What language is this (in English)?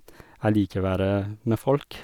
Norwegian